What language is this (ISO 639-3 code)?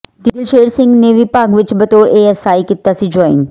pan